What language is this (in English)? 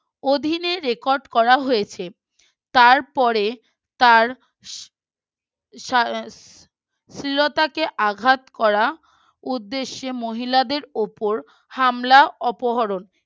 Bangla